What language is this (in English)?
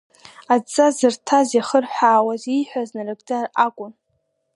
Abkhazian